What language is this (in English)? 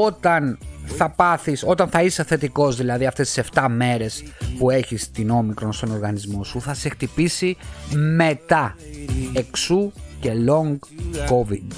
Greek